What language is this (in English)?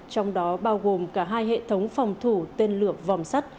Vietnamese